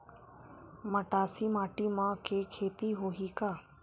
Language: Chhattisgarhi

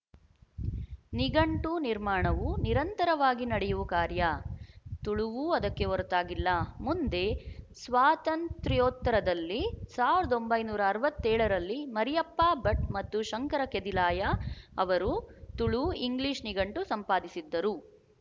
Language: Kannada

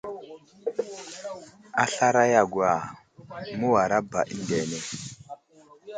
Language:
Wuzlam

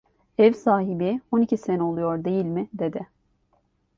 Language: Turkish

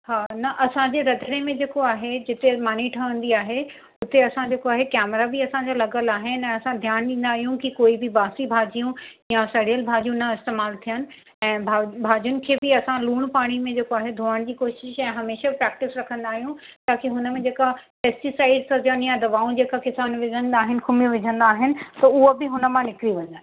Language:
Sindhi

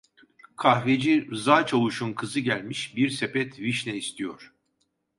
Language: Turkish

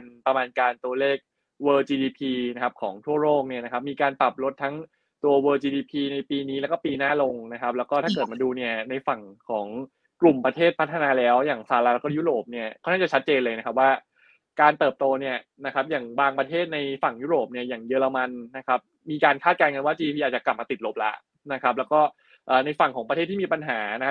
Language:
Thai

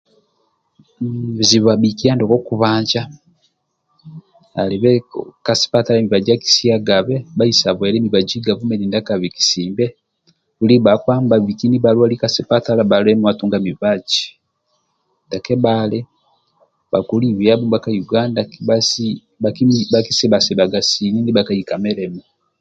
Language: Amba (Uganda)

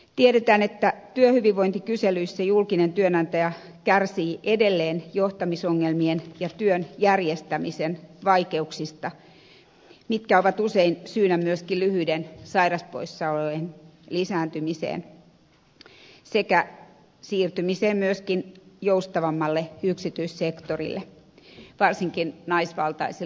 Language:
Finnish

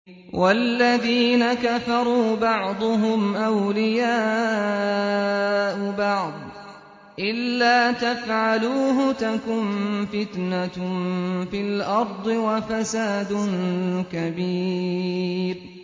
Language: Arabic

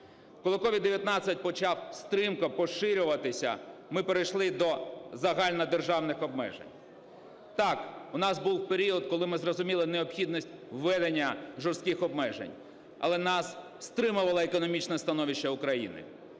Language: Ukrainian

